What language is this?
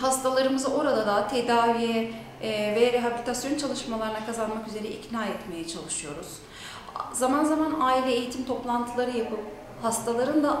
Turkish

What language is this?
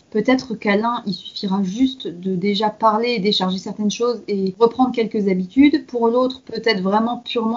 French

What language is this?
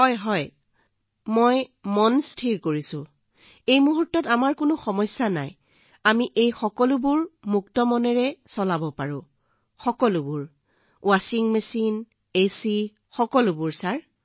Assamese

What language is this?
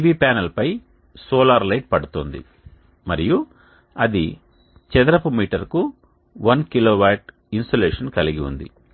Telugu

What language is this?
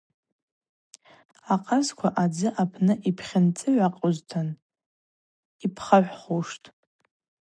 Abaza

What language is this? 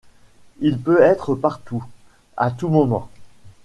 French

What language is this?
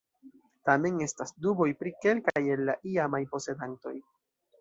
Esperanto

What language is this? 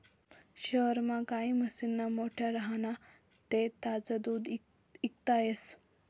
Marathi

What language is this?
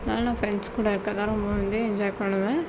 Tamil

